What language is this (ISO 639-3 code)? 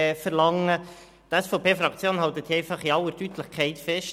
gsw